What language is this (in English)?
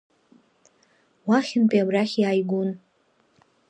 Abkhazian